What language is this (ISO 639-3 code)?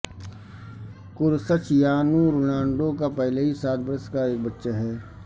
urd